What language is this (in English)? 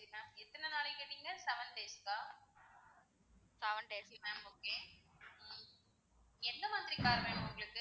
Tamil